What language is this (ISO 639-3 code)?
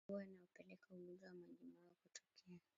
swa